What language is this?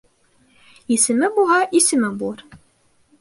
Bashkir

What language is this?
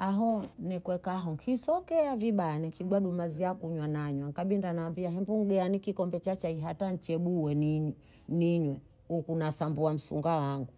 Bondei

